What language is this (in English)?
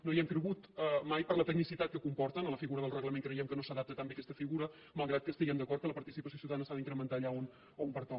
Catalan